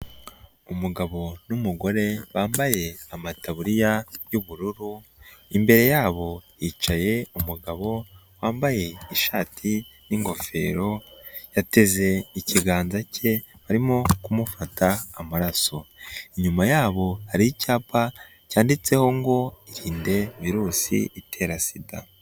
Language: Kinyarwanda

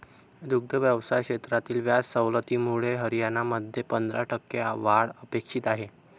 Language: Marathi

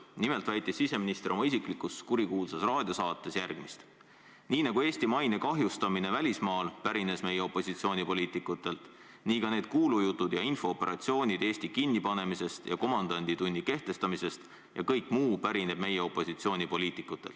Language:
Estonian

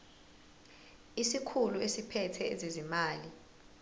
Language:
Zulu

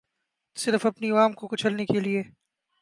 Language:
Urdu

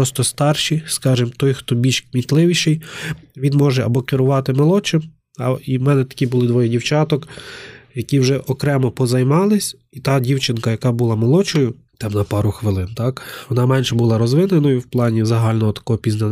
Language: Ukrainian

